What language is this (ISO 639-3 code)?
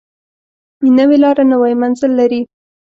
pus